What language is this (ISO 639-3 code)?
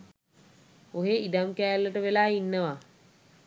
sin